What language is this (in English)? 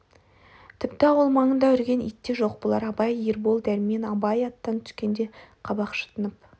Kazakh